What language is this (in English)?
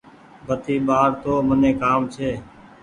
Goaria